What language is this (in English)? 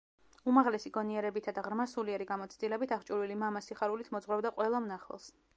Georgian